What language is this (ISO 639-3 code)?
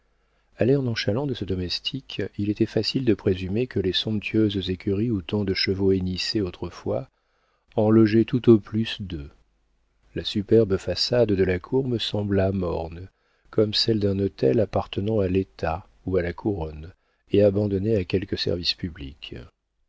fra